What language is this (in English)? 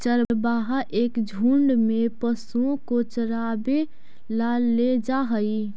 Magahi